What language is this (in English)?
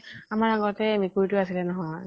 Assamese